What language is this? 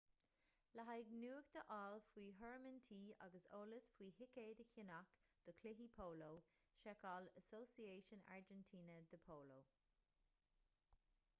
Irish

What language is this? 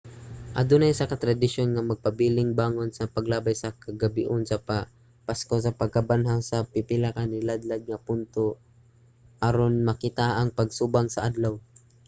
Cebuano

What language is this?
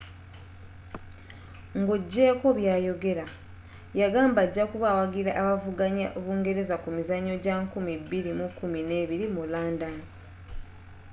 Ganda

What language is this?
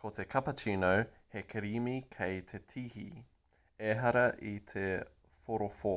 Māori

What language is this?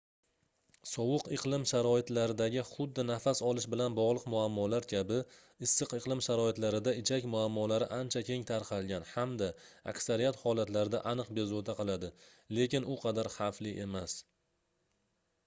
Uzbek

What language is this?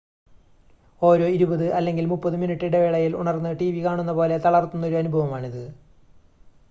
Malayalam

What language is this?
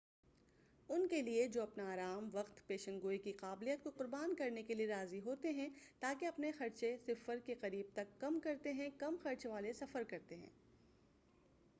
Urdu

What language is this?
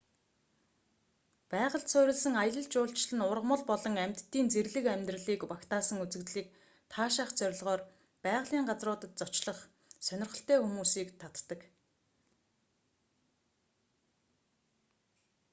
Mongolian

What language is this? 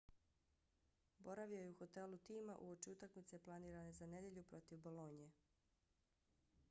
Bosnian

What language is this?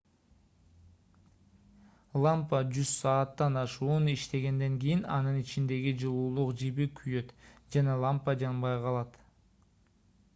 Kyrgyz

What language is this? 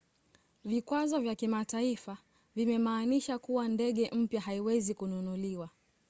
Swahili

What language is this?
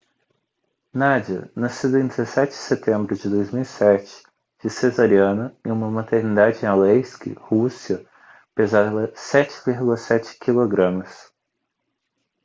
Portuguese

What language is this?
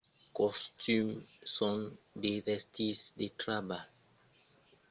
Occitan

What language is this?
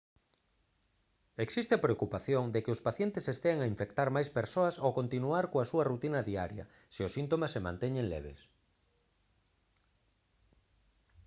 Galician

